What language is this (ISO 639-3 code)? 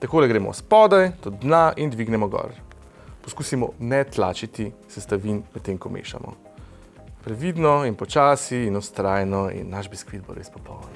slv